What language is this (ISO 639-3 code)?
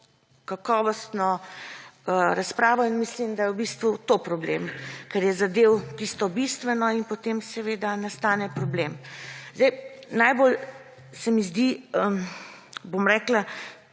slv